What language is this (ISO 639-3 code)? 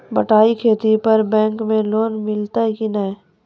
mai